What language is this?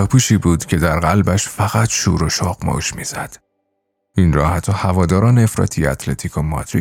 Persian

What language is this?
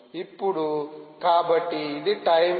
Telugu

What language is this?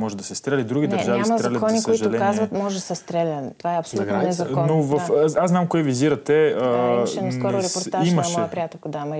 Bulgarian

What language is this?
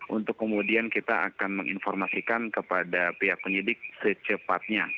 Indonesian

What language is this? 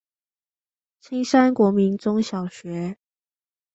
Chinese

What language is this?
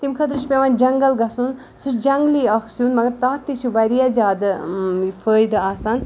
Kashmiri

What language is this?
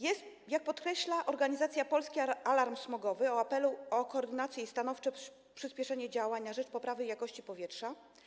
Polish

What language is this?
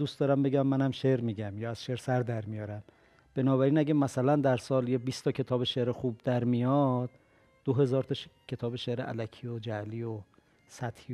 Persian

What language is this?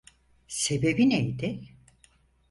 Turkish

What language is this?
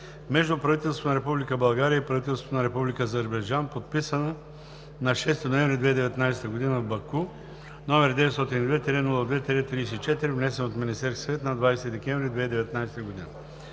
Bulgarian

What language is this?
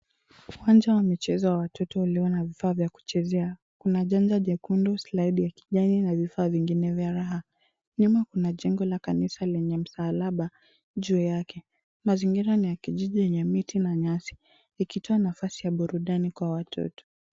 Swahili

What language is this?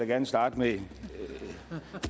Danish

